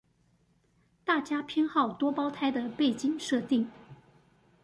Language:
Chinese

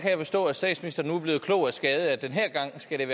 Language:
Danish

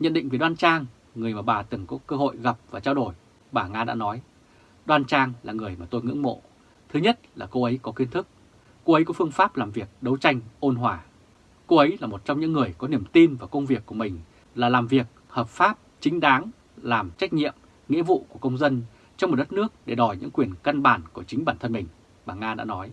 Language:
Vietnamese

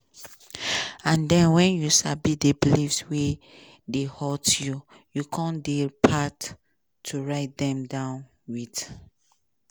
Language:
Nigerian Pidgin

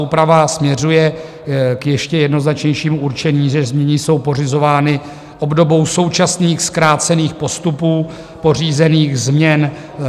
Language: Czech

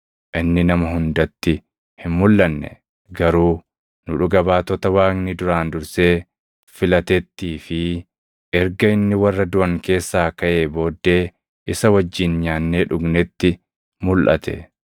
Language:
Oromo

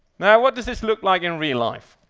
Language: English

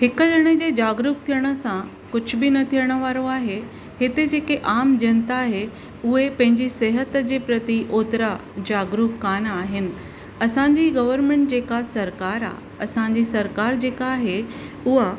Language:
Sindhi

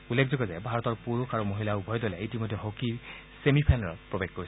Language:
Assamese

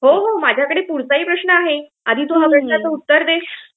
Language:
Marathi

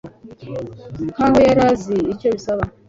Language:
Kinyarwanda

